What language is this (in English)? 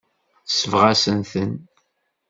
Kabyle